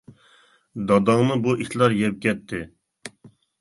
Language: Uyghur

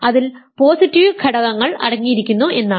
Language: Malayalam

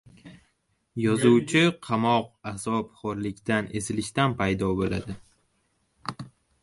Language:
Uzbek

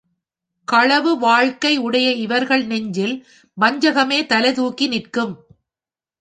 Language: Tamil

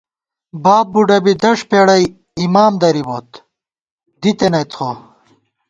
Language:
Gawar-Bati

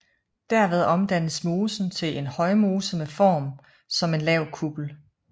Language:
Danish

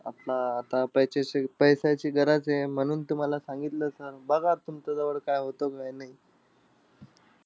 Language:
Marathi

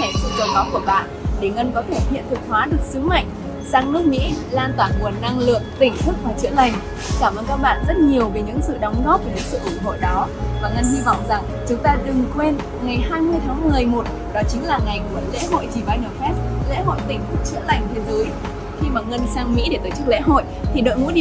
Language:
Vietnamese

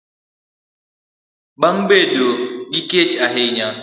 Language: Luo (Kenya and Tanzania)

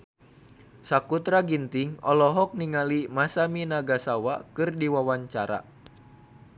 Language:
Sundanese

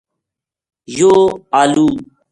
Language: Gujari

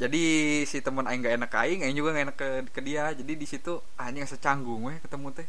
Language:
Indonesian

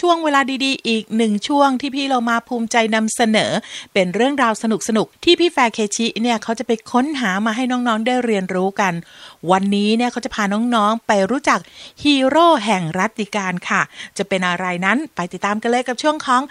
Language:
Thai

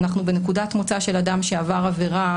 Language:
Hebrew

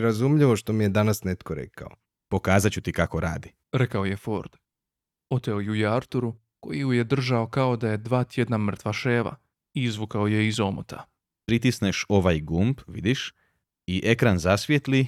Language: Croatian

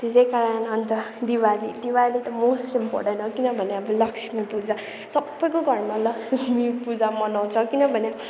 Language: Nepali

